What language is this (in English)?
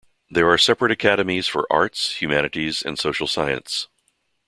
English